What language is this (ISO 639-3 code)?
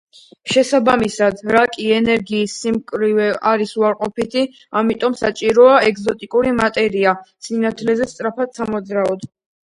kat